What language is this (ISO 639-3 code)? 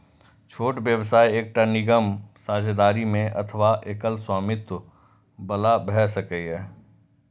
mai